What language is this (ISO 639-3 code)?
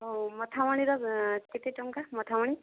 ori